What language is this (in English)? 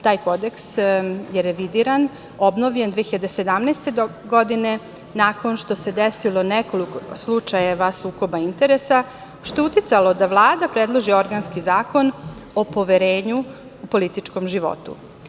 Serbian